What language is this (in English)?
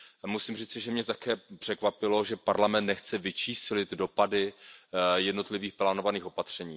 Czech